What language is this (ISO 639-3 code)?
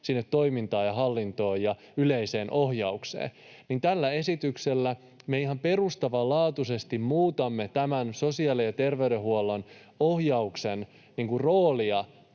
fin